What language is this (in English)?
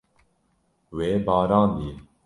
Kurdish